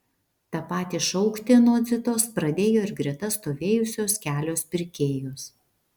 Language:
Lithuanian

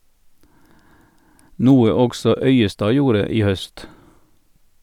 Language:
Norwegian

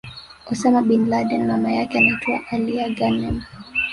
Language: Swahili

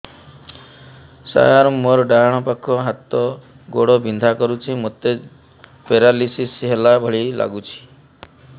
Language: Odia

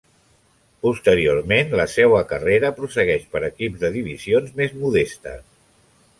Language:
Catalan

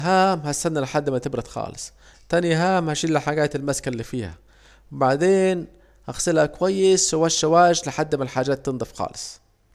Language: Saidi Arabic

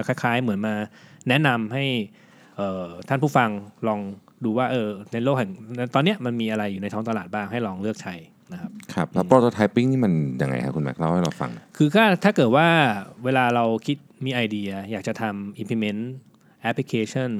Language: Thai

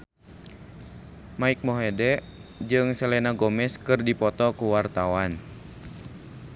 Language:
Sundanese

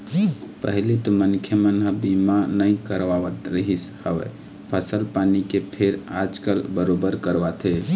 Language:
Chhattisgarhi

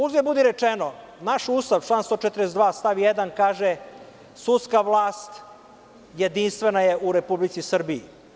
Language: Serbian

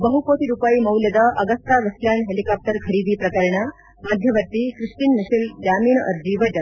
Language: Kannada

